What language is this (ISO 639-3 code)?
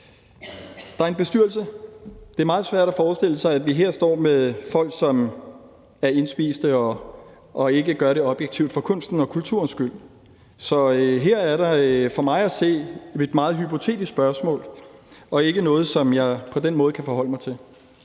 dan